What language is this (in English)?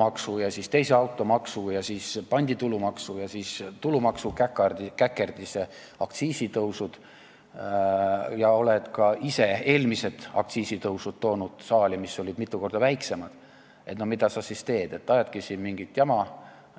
Estonian